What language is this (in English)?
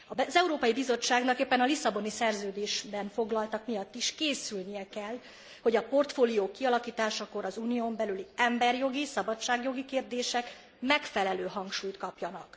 Hungarian